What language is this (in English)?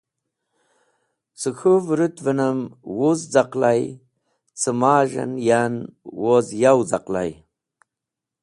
Wakhi